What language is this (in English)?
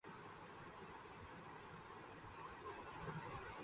Urdu